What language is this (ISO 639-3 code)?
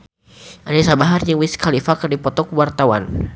sun